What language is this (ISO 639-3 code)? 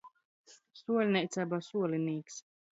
ltg